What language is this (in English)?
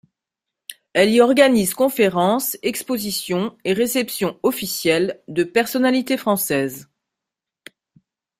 French